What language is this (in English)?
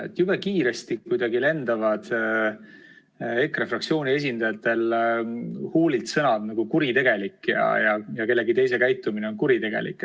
Estonian